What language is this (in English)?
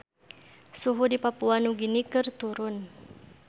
Sundanese